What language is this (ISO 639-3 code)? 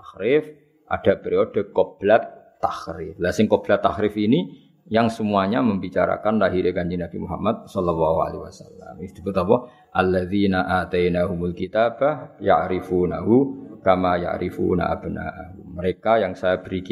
msa